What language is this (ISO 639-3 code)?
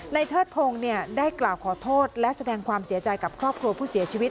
tha